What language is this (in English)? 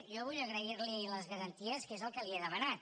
Catalan